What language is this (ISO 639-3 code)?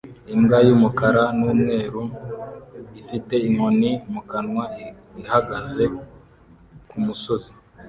kin